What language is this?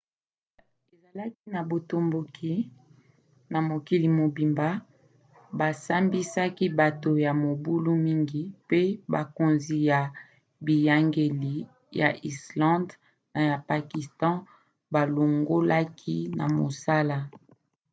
Lingala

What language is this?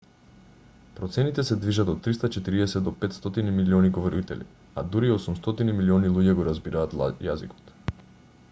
Macedonian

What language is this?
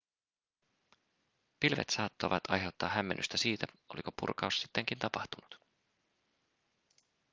Finnish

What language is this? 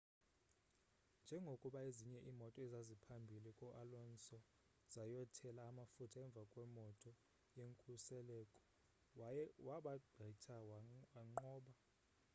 Xhosa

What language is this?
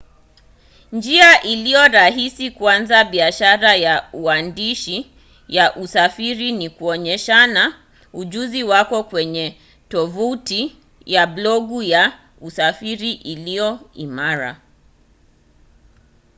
Swahili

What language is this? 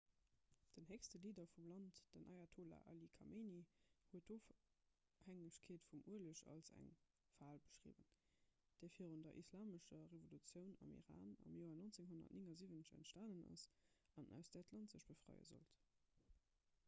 Luxembourgish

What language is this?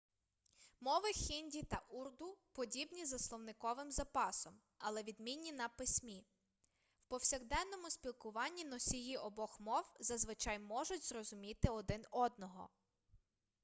Ukrainian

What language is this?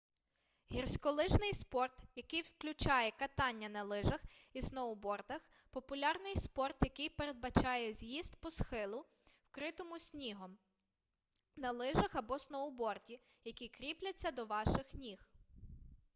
Ukrainian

